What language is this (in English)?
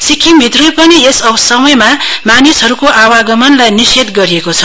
Nepali